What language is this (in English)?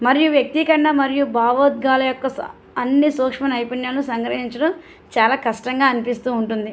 Telugu